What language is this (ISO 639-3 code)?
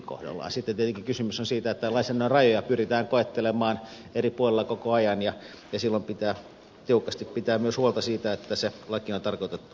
fin